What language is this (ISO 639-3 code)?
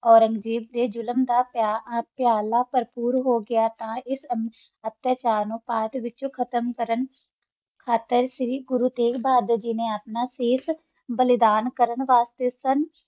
pan